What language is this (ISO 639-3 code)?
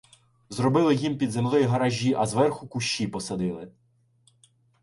ukr